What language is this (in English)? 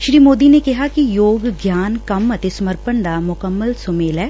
Punjabi